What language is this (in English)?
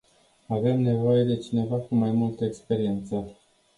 Romanian